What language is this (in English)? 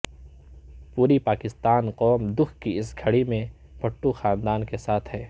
Urdu